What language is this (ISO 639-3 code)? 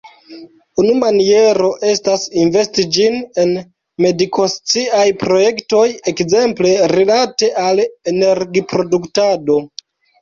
epo